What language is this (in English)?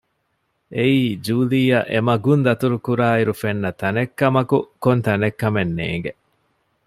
Divehi